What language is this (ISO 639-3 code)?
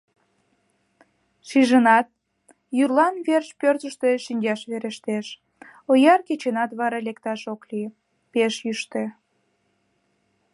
chm